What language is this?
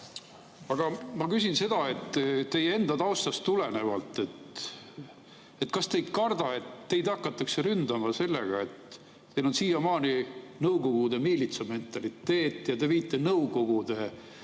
Estonian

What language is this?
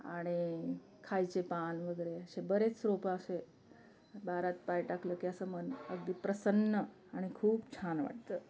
Marathi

